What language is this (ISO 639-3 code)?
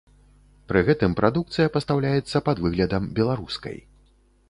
bel